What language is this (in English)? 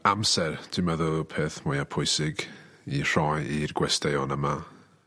Welsh